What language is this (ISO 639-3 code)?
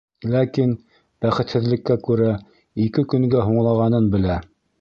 bak